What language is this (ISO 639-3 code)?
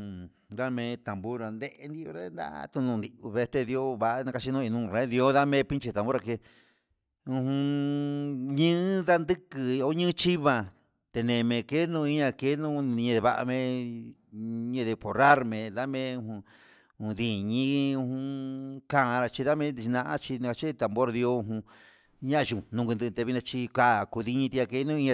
mxs